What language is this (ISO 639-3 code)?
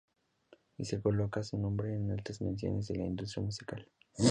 spa